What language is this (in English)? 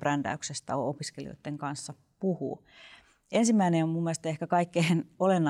Finnish